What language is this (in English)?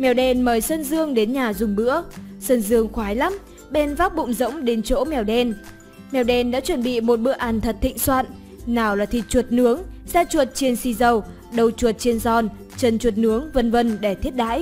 Vietnamese